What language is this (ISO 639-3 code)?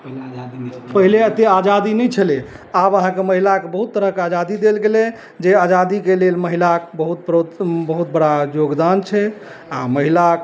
mai